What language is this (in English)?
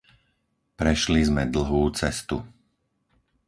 Slovak